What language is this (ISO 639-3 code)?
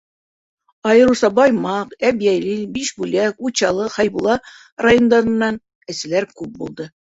bak